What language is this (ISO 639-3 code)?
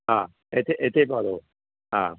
pan